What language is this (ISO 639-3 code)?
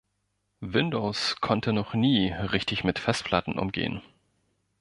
deu